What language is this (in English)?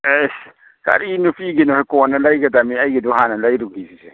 Manipuri